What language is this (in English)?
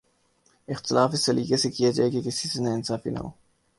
Urdu